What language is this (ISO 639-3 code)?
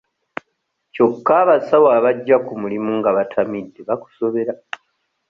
lug